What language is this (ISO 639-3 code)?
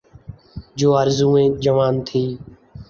urd